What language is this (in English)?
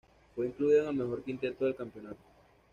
Spanish